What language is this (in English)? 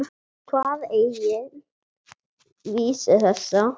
Icelandic